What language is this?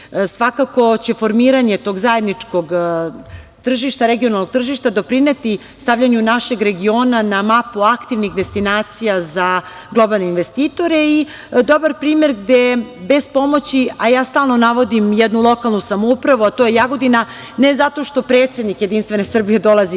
Serbian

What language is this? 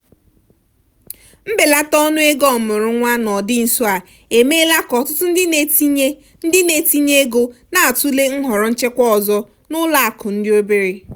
Igbo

